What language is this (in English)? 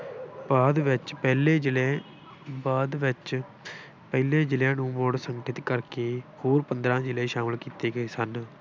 Punjabi